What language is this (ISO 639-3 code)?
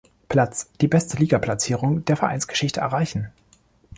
deu